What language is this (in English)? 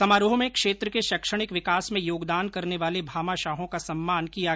Hindi